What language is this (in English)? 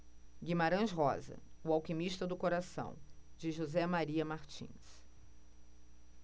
Portuguese